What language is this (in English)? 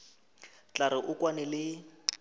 Northern Sotho